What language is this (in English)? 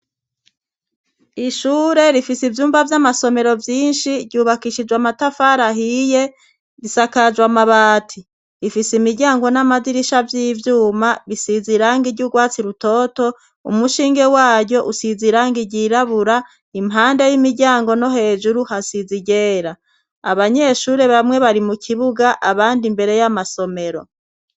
Rundi